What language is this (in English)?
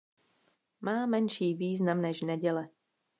Czech